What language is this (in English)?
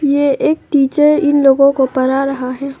Hindi